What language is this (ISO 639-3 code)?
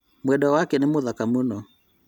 kik